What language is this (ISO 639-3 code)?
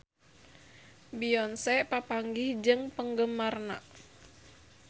sun